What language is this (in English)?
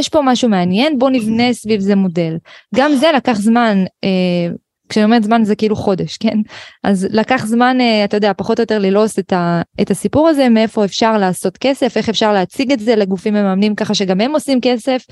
Hebrew